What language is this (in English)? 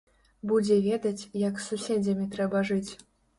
Belarusian